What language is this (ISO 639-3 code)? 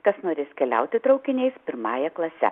lit